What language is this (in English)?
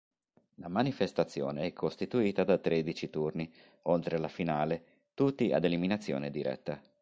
Italian